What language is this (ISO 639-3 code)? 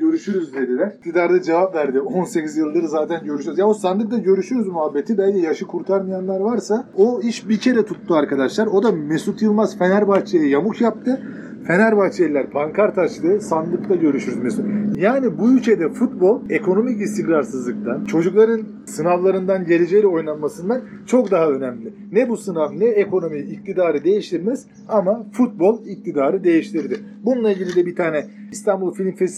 tur